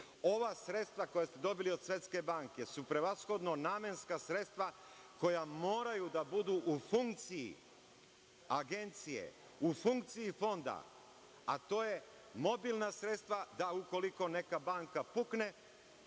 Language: Serbian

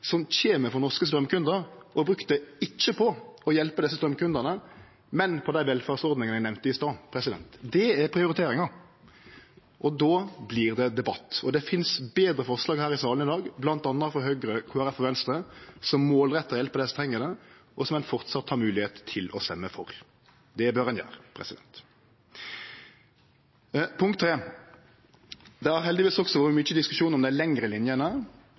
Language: Norwegian Nynorsk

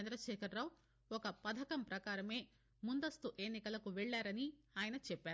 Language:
Telugu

